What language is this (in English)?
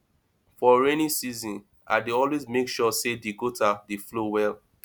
Nigerian Pidgin